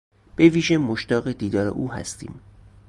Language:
Persian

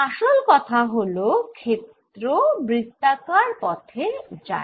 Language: Bangla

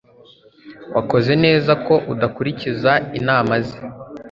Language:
Kinyarwanda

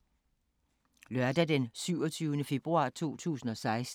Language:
Danish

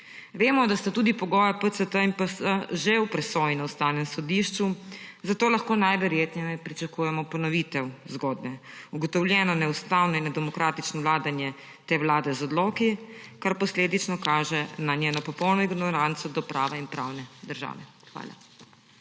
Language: Slovenian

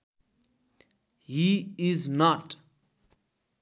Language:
Nepali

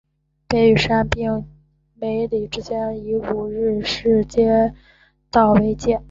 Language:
Chinese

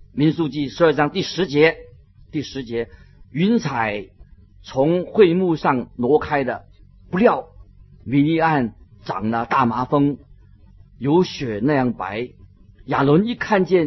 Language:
Chinese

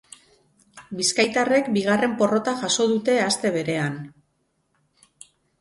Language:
Basque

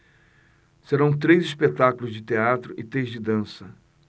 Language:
Portuguese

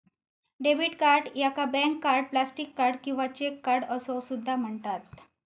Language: Marathi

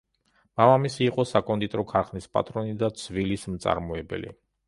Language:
Georgian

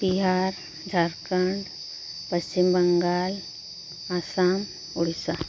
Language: Santali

